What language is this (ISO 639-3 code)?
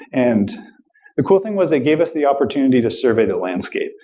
eng